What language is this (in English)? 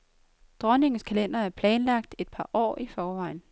Danish